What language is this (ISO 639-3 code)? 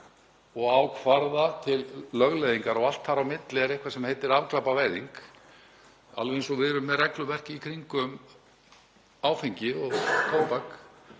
isl